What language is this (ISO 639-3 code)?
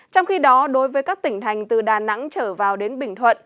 vie